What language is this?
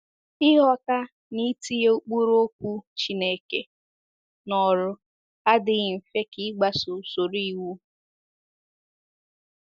Igbo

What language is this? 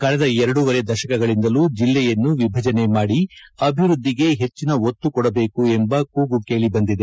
Kannada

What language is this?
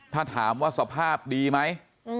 Thai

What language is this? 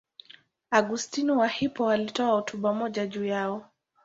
Swahili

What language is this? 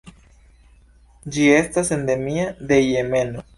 Esperanto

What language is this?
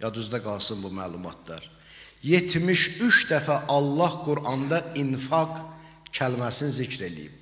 Turkish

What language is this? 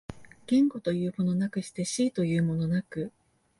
Japanese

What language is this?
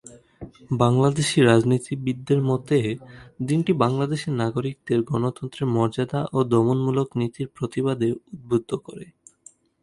Bangla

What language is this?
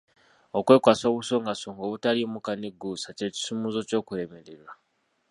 Ganda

